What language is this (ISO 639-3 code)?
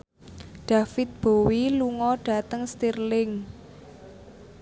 jav